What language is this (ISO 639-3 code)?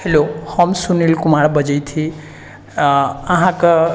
mai